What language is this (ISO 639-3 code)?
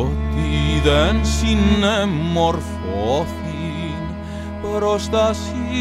ell